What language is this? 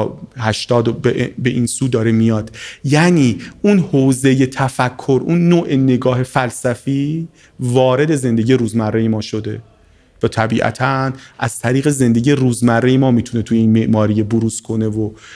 Persian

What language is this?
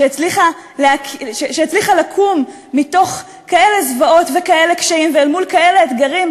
Hebrew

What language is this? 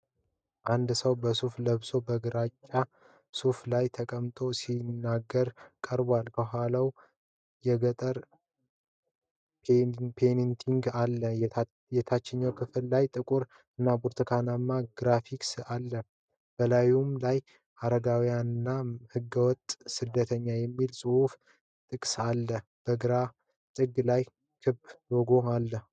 Amharic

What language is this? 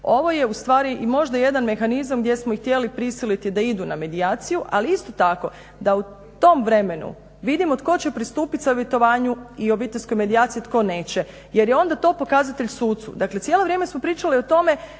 Croatian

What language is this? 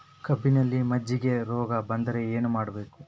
Kannada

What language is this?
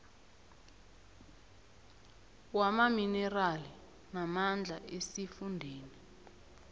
South Ndebele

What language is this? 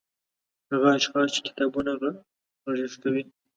Pashto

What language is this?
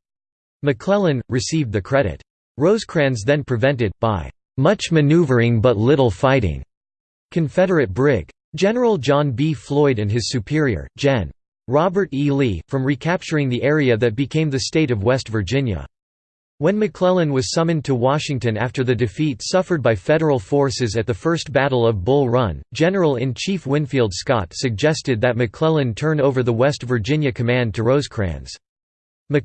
English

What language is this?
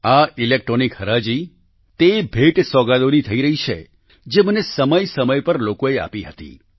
Gujarati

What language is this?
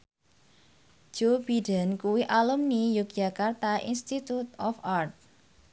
Javanese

